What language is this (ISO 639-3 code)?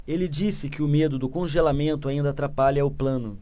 por